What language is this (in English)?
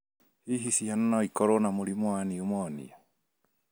Kikuyu